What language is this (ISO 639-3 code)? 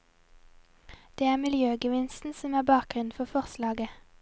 nor